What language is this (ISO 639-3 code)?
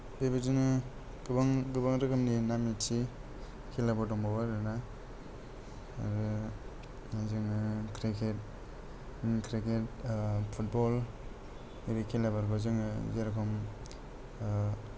brx